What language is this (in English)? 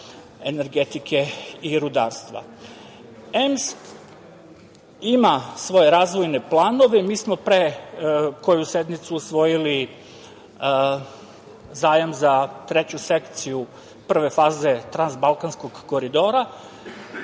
Serbian